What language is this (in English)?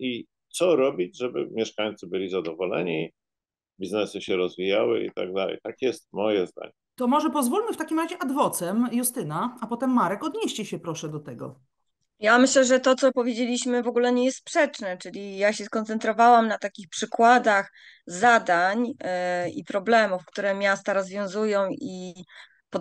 Polish